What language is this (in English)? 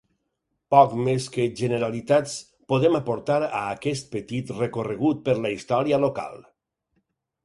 Catalan